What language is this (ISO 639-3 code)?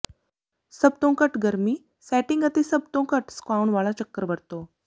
pan